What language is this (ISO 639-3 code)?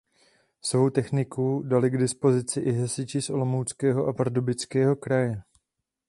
ces